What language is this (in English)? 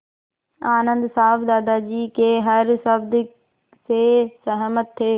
Hindi